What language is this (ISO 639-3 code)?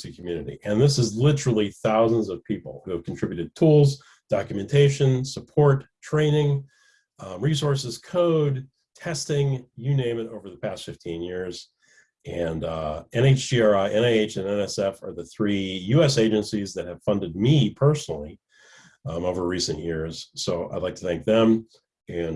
eng